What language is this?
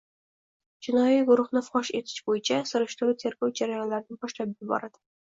Uzbek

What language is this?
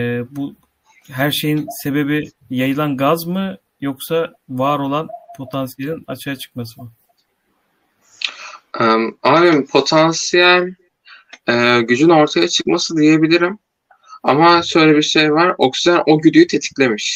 Turkish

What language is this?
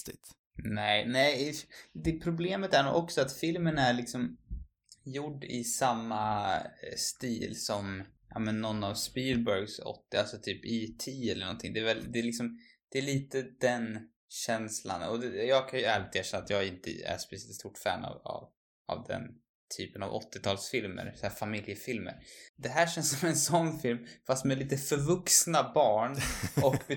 Swedish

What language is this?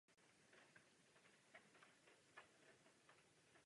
Czech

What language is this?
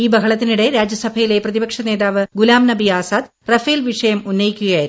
Malayalam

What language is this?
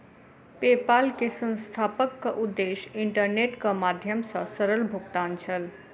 Maithili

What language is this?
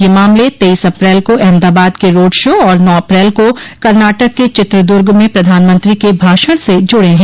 Hindi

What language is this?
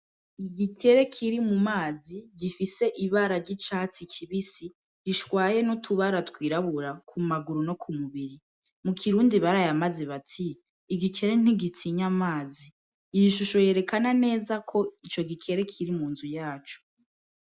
Rundi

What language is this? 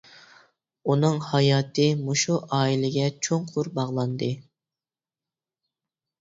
Uyghur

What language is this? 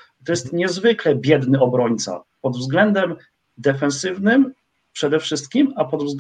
Polish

